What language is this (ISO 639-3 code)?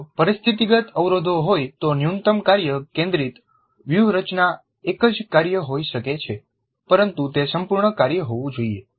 guj